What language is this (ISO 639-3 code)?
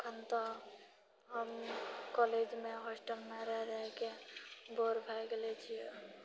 mai